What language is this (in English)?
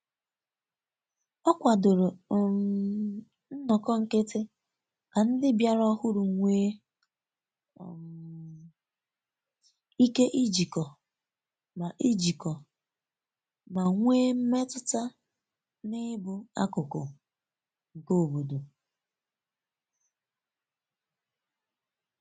Igbo